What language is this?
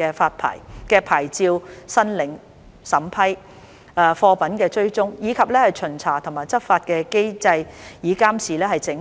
Cantonese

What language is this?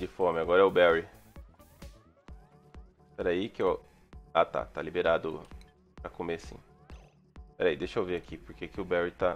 Portuguese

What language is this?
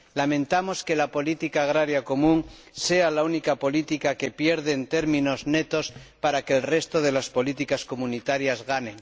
Spanish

